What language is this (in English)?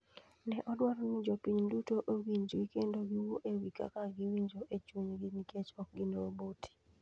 Luo (Kenya and Tanzania)